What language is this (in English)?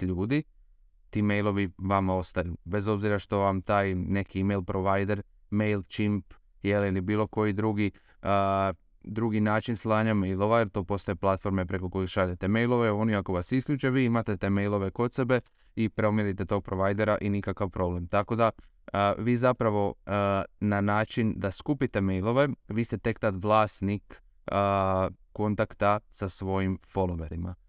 Croatian